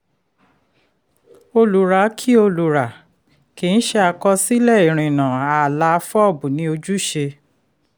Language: Yoruba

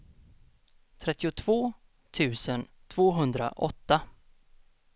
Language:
Swedish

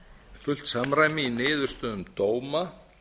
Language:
Icelandic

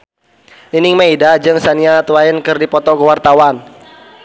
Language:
Sundanese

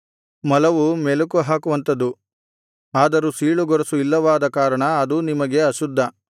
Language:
Kannada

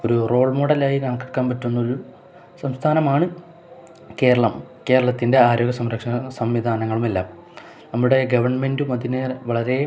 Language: Malayalam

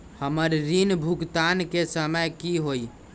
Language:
Magahi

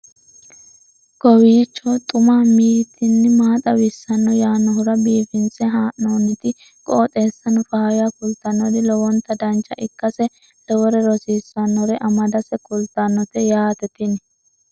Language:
Sidamo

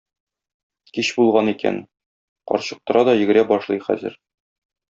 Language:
Tatar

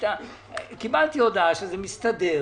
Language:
Hebrew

